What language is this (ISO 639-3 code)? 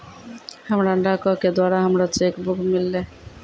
mai